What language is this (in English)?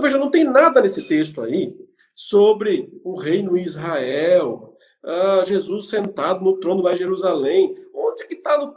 Portuguese